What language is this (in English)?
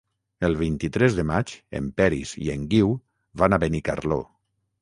Catalan